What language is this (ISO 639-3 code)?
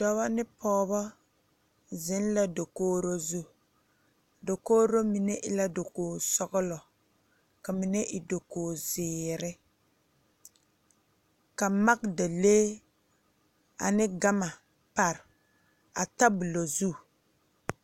dga